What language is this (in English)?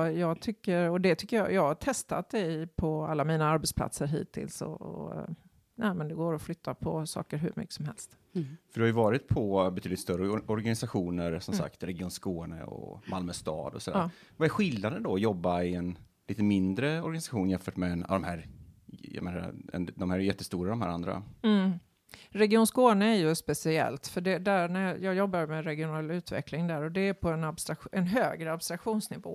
Swedish